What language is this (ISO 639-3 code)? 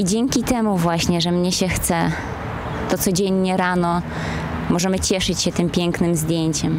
pol